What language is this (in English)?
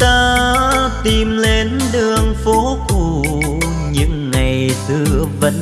Vietnamese